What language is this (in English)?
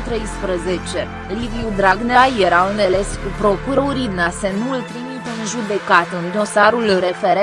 Romanian